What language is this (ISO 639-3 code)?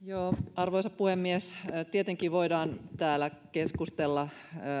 fin